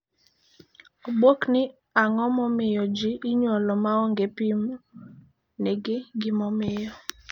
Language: Luo (Kenya and Tanzania)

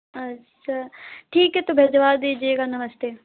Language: Hindi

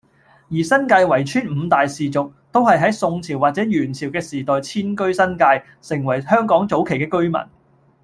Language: Cantonese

